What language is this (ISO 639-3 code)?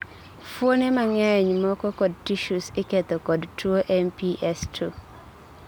luo